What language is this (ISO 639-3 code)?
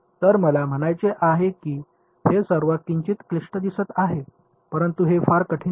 mar